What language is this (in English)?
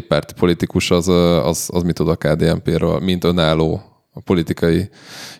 Hungarian